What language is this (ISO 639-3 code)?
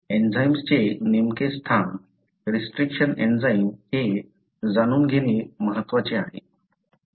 mar